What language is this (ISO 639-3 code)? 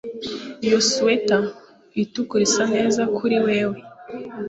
kin